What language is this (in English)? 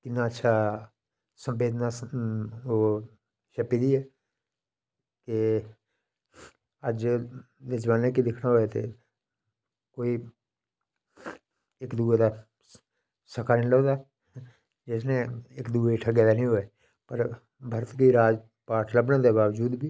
Dogri